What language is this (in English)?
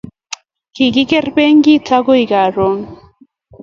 Kalenjin